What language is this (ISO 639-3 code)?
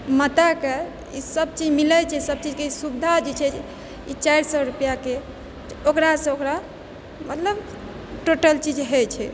mai